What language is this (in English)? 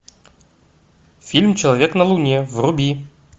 Russian